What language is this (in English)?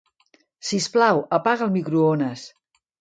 Catalan